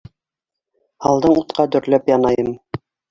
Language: Bashkir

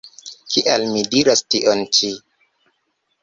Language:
Esperanto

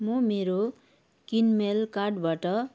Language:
Nepali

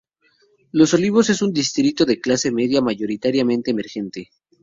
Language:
Spanish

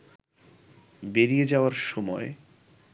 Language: Bangla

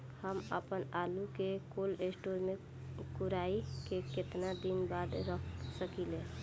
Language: Bhojpuri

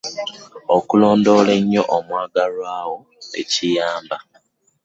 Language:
Ganda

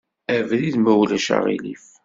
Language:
Kabyle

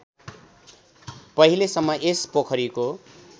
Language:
Nepali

